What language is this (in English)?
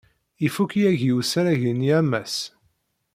Kabyle